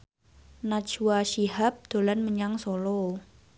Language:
Javanese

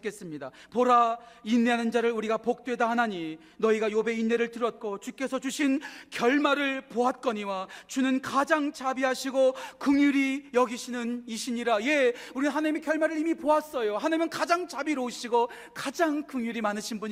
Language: Korean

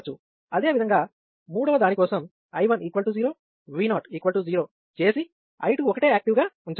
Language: Telugu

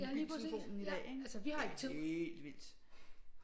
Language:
Danish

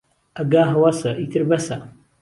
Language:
Central Kurdish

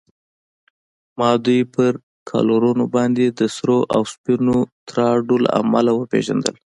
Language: Pashto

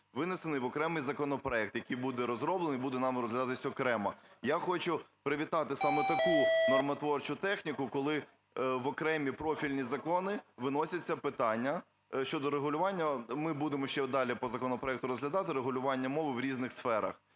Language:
Ukrainian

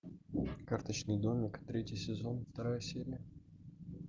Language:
Russian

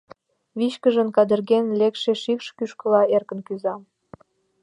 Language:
Mari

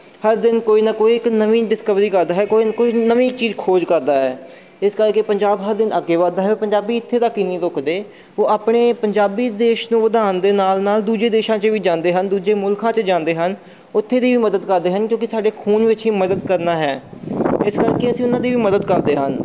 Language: Punjabi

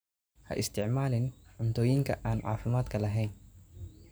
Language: Somali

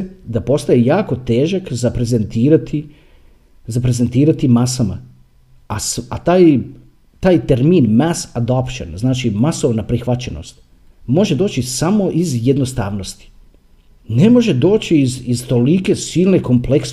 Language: Croatian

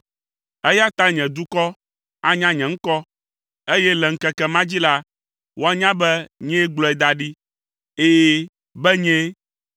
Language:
Ewe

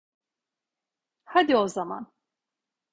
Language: Turkish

